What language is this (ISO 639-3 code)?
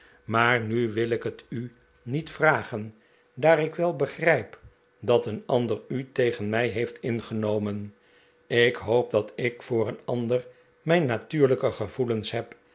nld